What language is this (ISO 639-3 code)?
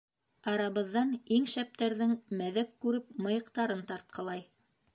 bak